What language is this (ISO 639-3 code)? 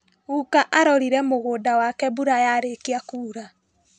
kik